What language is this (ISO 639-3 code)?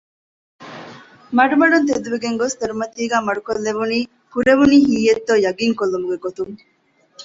div